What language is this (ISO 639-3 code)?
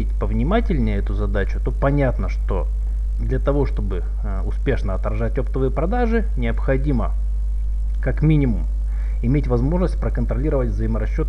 rus